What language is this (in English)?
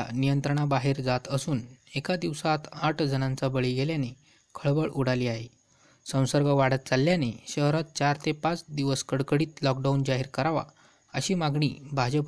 Marathi